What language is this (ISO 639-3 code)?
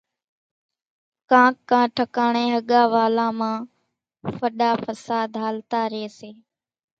gjk